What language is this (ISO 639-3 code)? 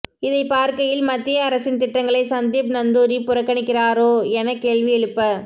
tam